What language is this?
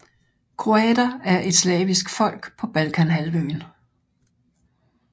Danish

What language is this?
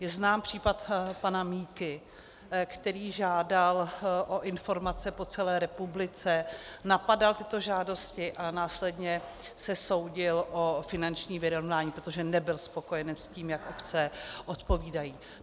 Czech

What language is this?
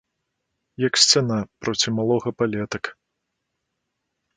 Belarusian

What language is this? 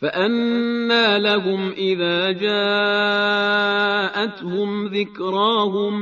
Persian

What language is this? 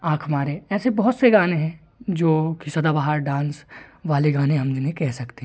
Hindi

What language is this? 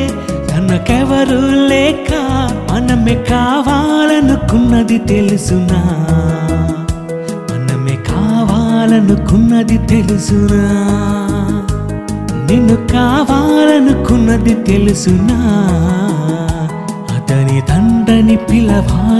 Telugu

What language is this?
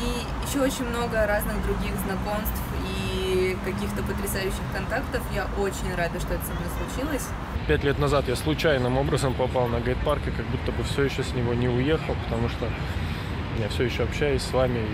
Russian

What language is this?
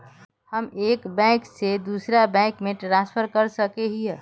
Magahi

